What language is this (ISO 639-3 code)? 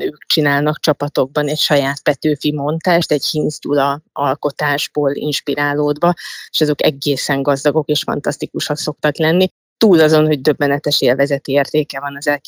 hun